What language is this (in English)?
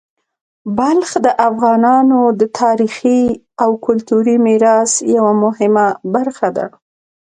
Pashto